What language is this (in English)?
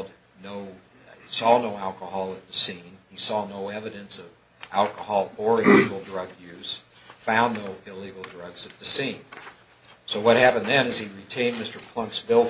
English